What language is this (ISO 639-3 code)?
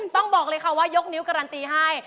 tha